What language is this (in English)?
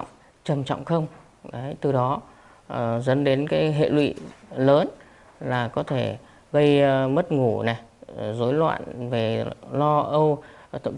Vietnamese